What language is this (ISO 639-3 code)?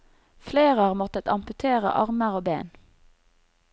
nor